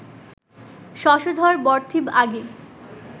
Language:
Bangla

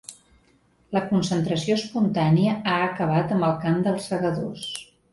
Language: Catalan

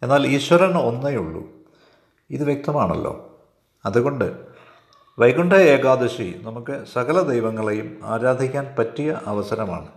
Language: Malayalam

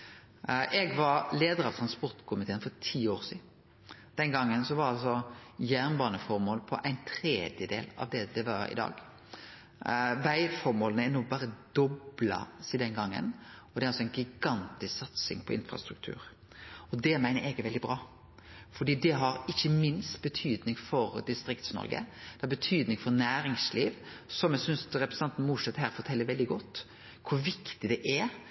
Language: Norwegian Nynorsk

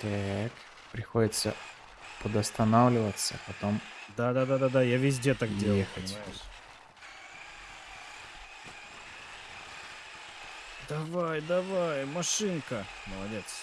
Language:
Russian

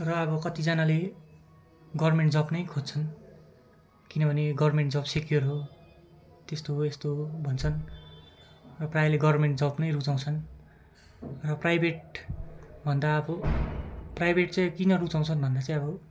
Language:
Nepali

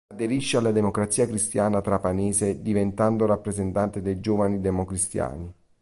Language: Italian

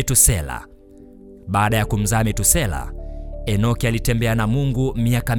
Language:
Swahili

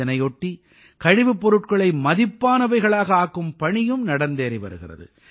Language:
Tamil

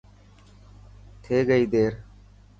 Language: Dhatki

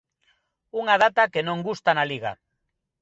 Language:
Galician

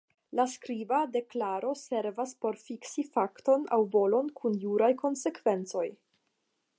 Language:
Esperanto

